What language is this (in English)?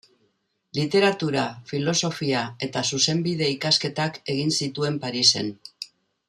Basque